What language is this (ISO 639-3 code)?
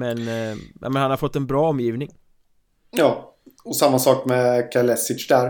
swe